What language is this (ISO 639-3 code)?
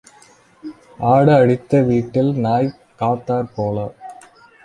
tam